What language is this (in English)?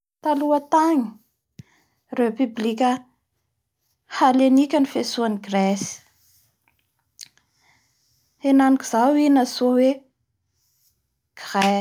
Bara Malagasy